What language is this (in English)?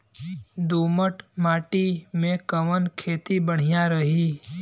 Bhojpuri